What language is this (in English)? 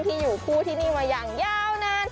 Thai